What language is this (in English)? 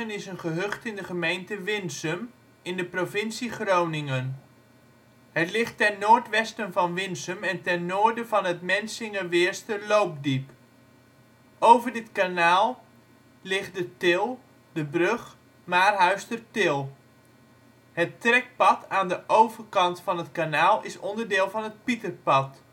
Dutch